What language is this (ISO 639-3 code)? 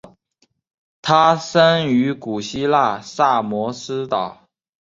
zho